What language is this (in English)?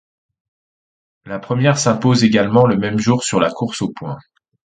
French